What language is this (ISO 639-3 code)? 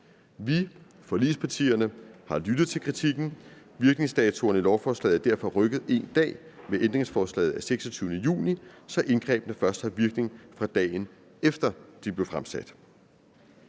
dan